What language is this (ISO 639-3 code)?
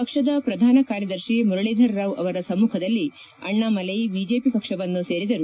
kan